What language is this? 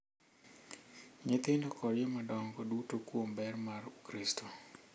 Luo (Kenya and Tanzania)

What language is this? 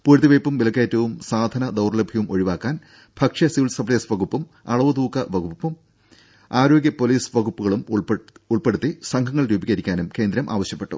Malayalam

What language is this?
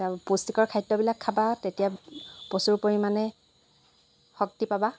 Assamese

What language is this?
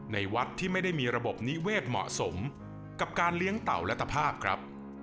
Thai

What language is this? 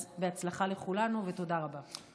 Hebrew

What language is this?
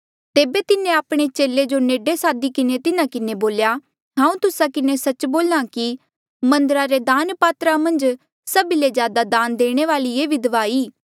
Mandeali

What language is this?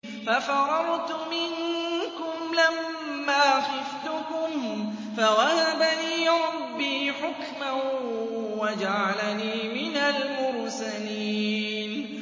Arabic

